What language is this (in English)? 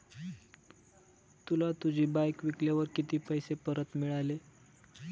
Marathi